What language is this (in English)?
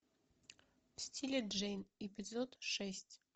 Russian